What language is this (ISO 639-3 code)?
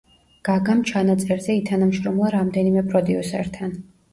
kat